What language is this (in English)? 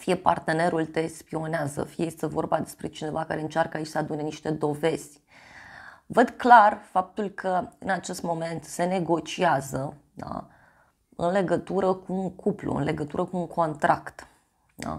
Romanian